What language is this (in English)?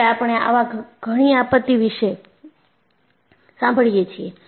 Gujarati